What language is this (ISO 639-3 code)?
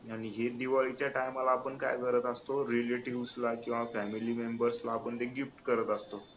mar